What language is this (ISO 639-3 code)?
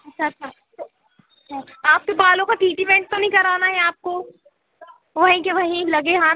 hin